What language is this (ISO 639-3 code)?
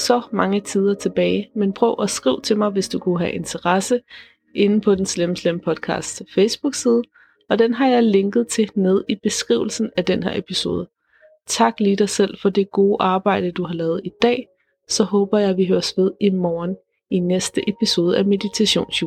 dan